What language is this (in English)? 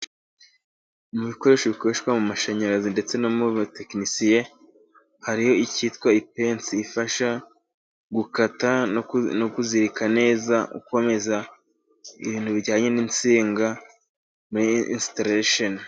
Kinyarwanda